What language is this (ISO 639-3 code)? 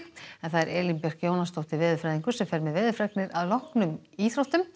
isl